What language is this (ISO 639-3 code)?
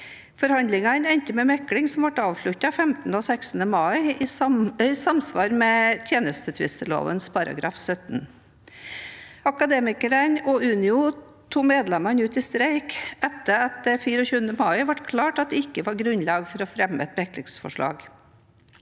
nor